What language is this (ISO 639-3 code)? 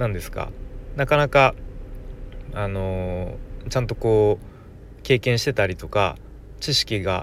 jpn